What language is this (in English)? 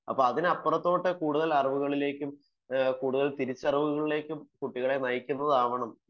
Malayalam